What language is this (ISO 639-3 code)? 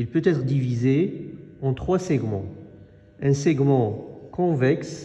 fra